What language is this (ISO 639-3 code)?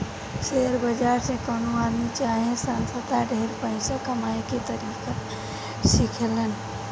bho